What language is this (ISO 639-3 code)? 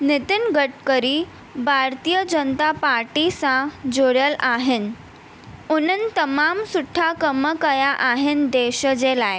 snd